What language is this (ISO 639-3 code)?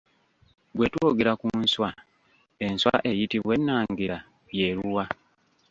lug